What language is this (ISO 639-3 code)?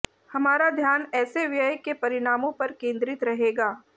hin